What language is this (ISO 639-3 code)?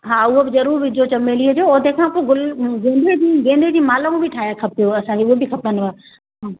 snd